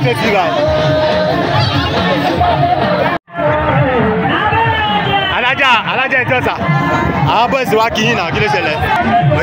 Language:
Marathi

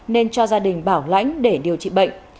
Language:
Vietnamese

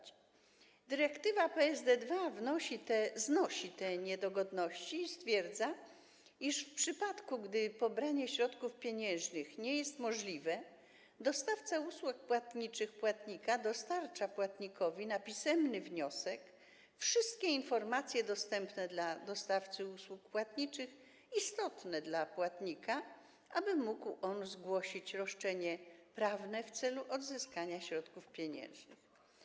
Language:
Polish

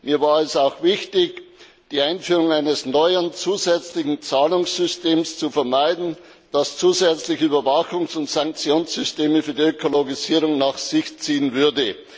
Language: German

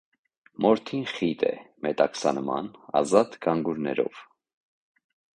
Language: Armenian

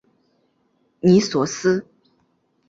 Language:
Chinese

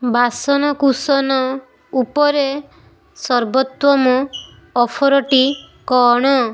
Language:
Odia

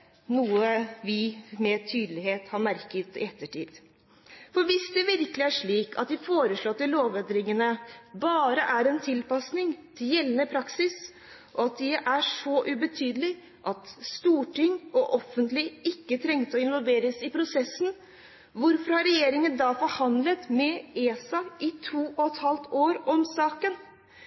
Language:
Norwegian Bokmål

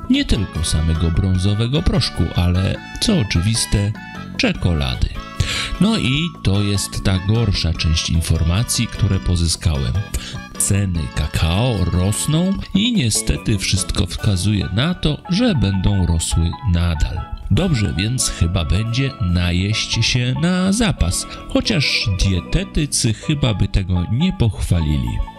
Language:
Polish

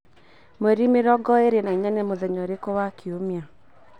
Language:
Kikuyu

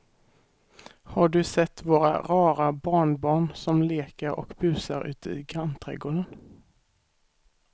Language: Swedish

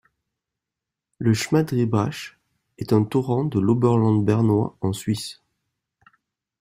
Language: French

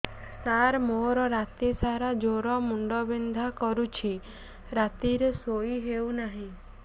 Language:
Odia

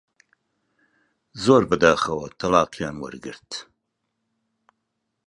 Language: Central Kurdish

